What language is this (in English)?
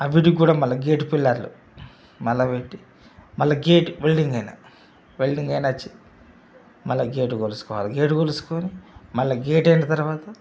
Telugu